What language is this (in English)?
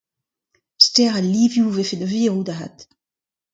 Breton